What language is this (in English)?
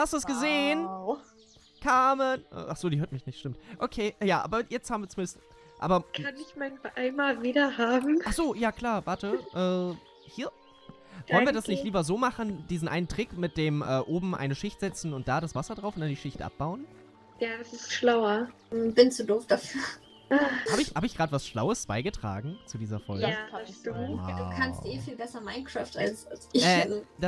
German